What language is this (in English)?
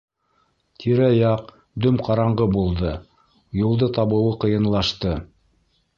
Bashkir